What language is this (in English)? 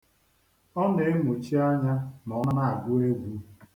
Igbo